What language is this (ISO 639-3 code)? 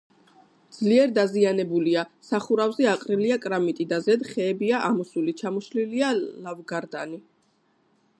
kat